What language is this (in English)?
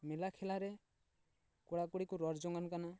Santali